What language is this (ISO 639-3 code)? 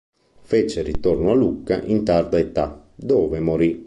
ita